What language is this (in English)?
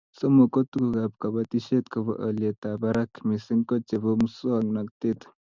Kalenjin